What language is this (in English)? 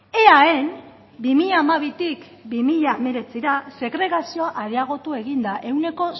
Basque